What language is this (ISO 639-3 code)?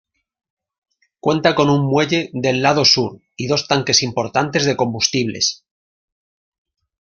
spa